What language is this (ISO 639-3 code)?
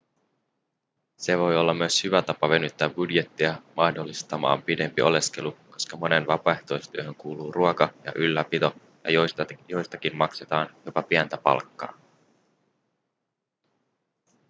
fin